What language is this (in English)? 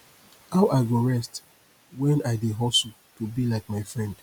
Nigerian Pidgin